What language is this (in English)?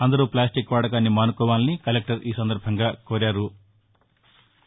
Telugu